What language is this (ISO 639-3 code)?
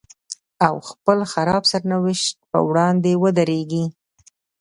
pus